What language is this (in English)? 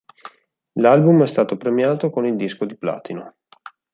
Italian